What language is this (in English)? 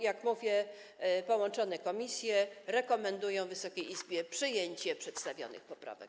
Polish